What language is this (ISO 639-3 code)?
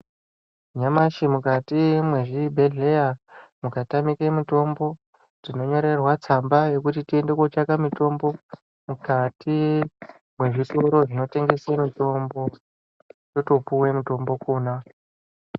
ndc